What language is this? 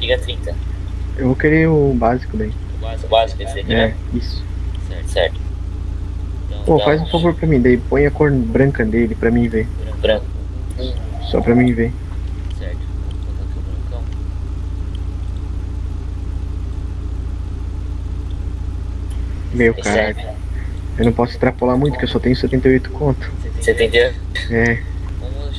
Portuguese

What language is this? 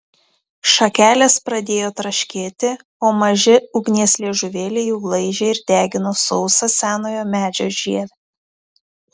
Lithuanian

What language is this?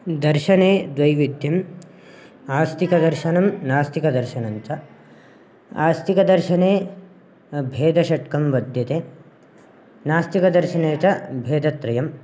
Sanskrit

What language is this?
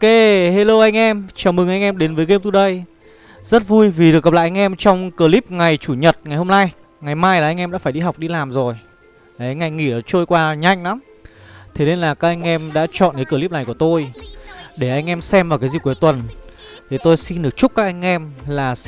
Vietnamese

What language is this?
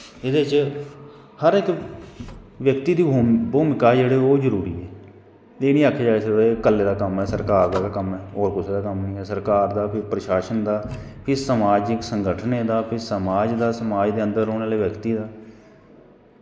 Dogri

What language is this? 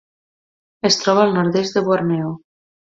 Catalan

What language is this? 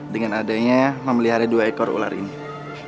Indonesian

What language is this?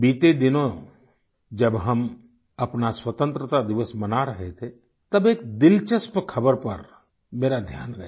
Hindi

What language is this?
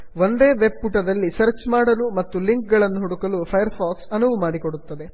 Kannada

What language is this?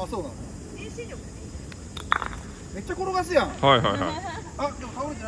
Japanese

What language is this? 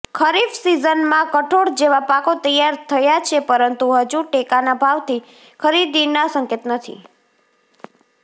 Gujarati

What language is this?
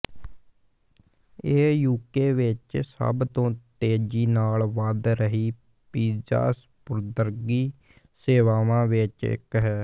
Punjabi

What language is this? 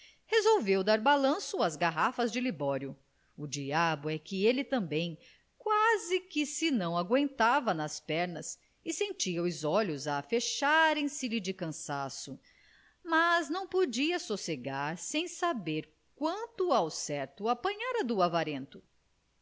Portuguese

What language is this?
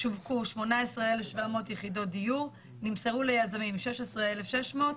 Hebrew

